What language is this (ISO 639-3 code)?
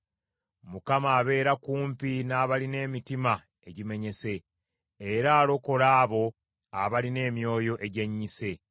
lug